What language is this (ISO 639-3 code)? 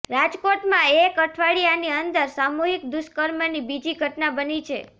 guj